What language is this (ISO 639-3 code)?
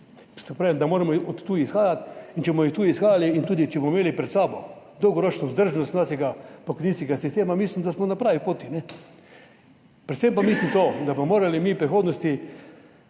slv